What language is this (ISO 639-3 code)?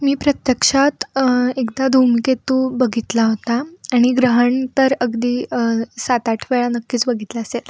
mar